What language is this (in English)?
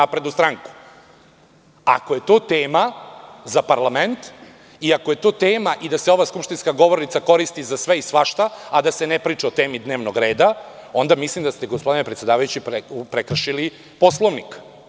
Serbian